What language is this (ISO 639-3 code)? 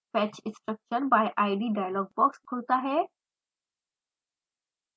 hin